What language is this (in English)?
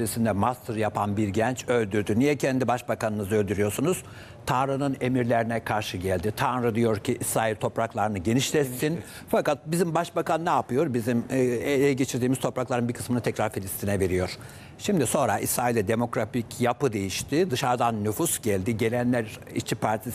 Turkish